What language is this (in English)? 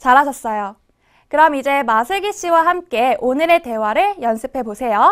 Korean